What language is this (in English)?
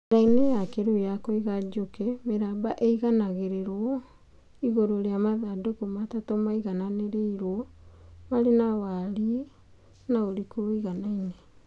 Kikuyu